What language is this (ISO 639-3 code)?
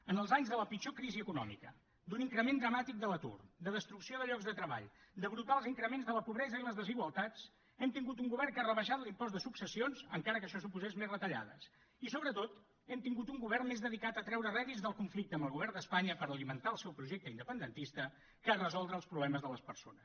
cat